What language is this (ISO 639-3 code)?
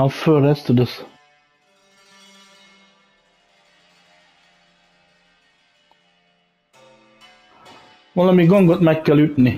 hun